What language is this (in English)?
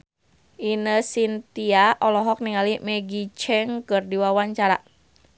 Sundanese